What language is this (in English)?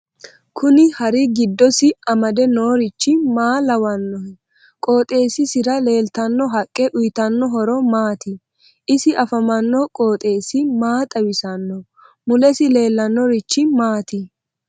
Sidamo